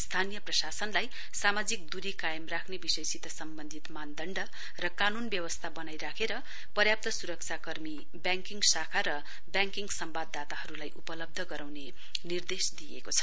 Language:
Nepali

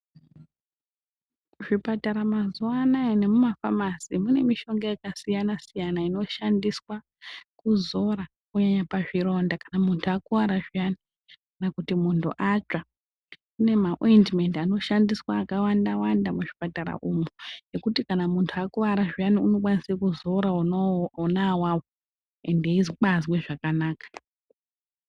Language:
Ndau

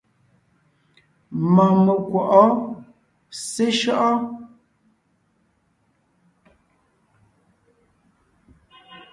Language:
Ngiemboon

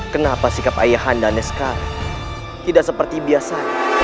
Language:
Indonesian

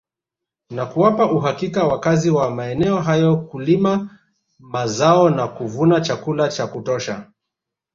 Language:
Swahili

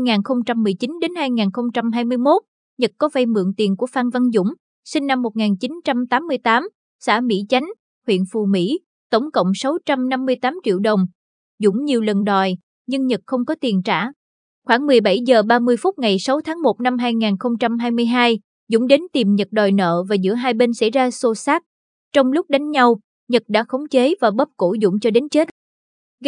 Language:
Vietnamese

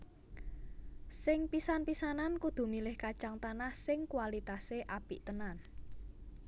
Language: Javanese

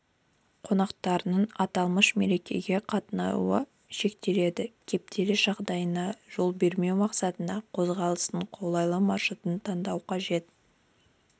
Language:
Kazakh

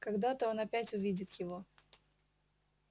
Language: Russian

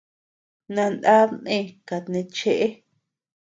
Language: Tepeuxila Cuicatec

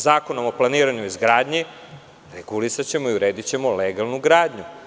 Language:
Serbian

